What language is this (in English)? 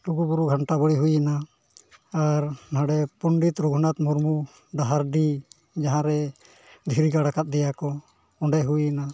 Santali